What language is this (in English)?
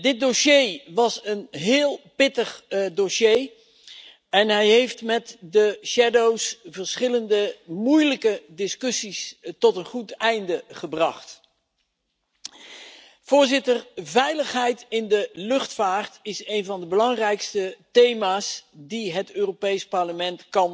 Dutch